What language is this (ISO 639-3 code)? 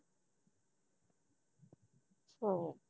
pan